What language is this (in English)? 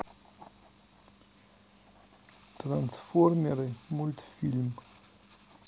Russian